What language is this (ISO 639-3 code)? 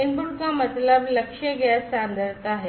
hin